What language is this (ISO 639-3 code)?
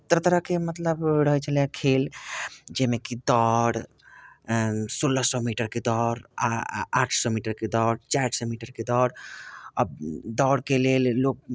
mai